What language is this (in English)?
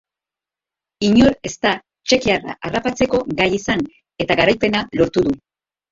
Basque